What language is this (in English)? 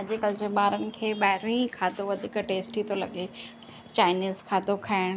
Sindhi